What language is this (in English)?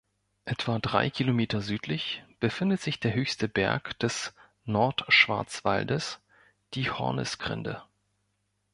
German